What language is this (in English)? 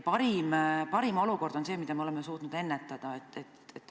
Estonian